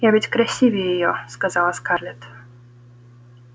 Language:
Russian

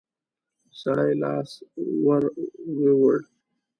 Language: Pashto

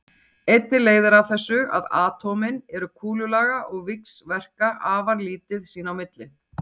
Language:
Icelandic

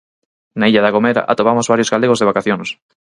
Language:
Galician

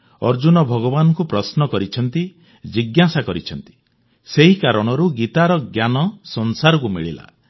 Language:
Odia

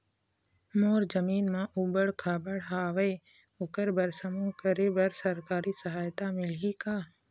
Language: Chhattisgarhi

